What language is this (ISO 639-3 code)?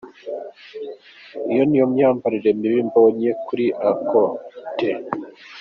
kin